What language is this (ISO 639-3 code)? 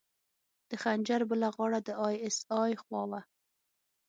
pus